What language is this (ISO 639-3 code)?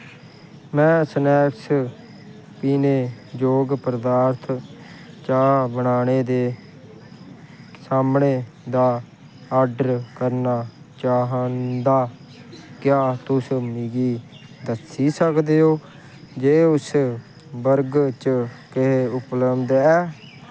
doi